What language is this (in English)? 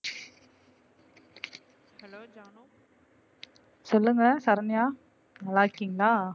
Tamil